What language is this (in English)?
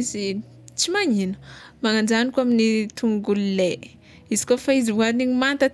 Tsimihety Malagasy